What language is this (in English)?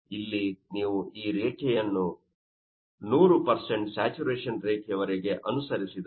Kannada